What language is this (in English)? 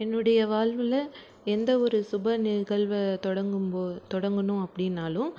Tamil